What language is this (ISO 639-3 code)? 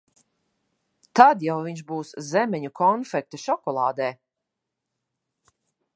lav